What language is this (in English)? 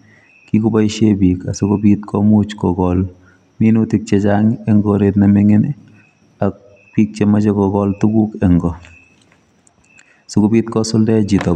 Kalenjin